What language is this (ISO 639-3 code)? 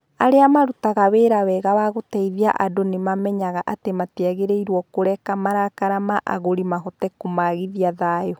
kik